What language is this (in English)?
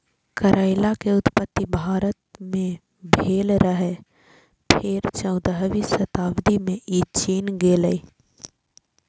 Maithili